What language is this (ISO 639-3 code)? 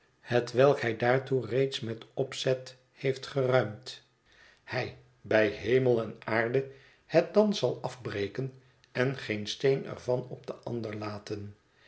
nld